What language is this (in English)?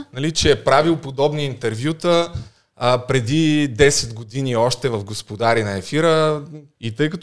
Bulgarian